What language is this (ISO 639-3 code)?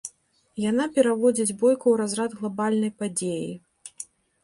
bel